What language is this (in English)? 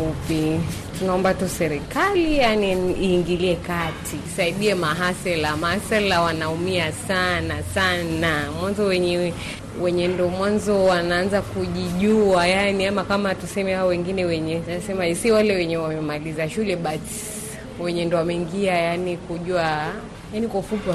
Swahili